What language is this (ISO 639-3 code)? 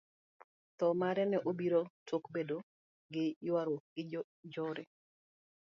luo